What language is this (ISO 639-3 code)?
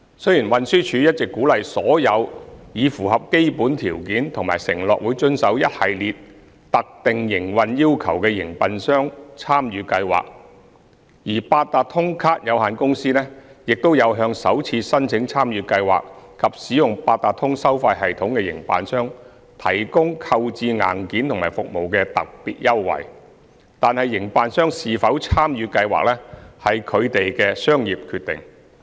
yue